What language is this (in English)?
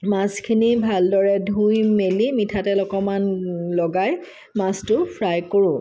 Assamese